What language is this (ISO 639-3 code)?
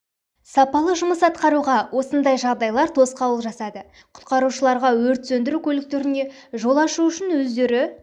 kaz